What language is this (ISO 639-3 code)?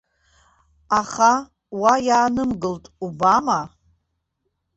abk